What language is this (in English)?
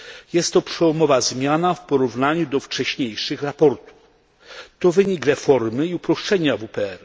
Polish